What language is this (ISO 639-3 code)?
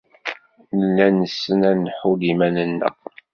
kab